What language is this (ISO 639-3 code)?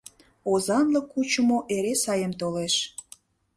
chm